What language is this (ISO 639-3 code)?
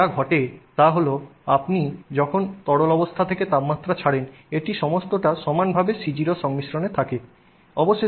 ben